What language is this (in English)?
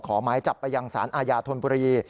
Thai